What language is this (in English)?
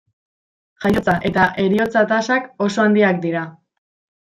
Basque